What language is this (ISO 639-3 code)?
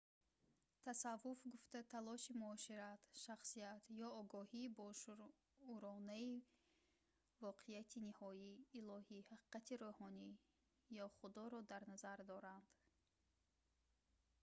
tgk